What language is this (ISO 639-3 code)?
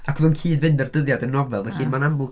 cym